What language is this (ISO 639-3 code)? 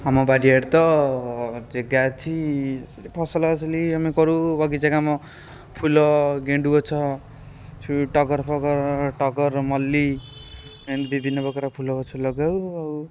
ori